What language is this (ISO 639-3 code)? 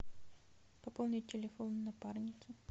rus